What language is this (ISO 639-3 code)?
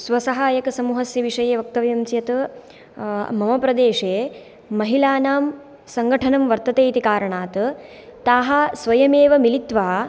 san